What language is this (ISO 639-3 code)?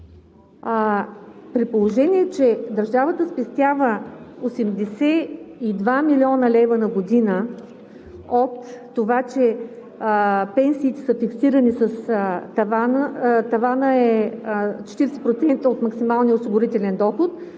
bul